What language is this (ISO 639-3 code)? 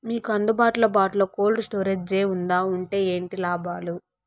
tel